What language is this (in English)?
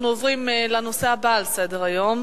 Hebrew